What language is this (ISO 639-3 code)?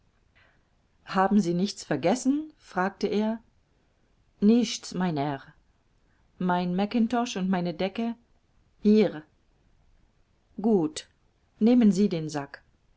deu